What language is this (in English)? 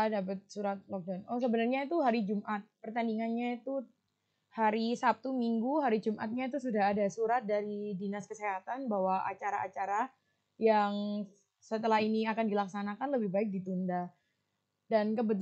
Indonesian